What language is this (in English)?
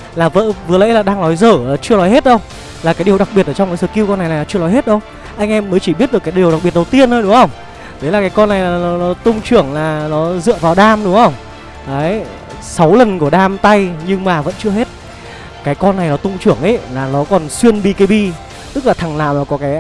Vietnamese